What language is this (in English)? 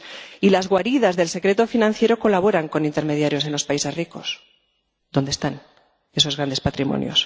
Spanish